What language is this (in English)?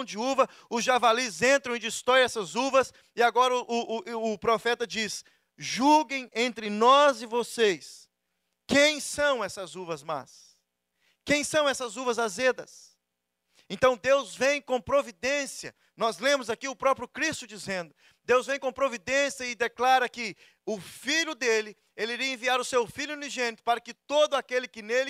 Portuguese